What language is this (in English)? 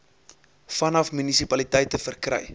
Afrikaans